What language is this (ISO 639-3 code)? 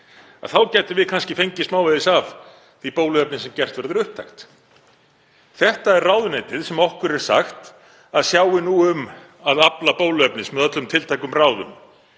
isl